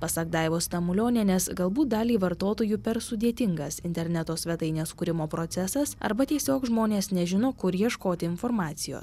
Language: Lithuanian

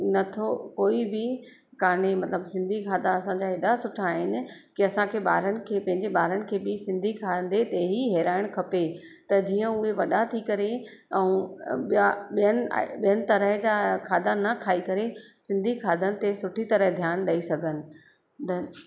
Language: Sindhi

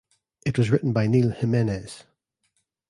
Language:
English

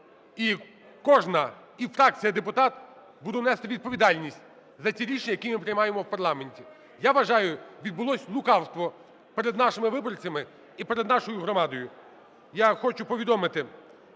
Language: Ukrainian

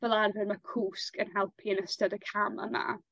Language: Welsh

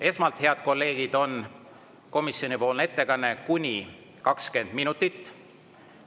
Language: Estonian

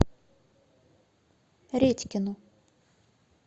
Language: Russian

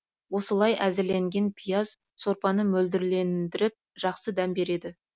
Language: Kazakh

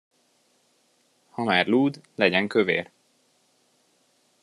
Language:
Hungarian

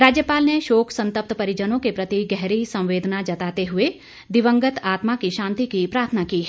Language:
Hindi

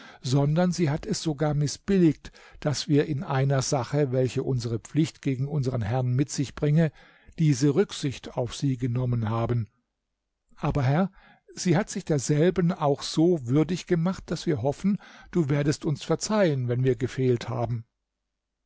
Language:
German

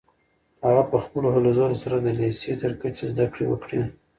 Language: Pashto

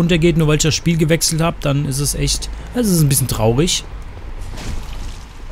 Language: German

